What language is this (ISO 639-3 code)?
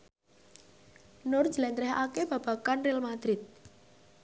jav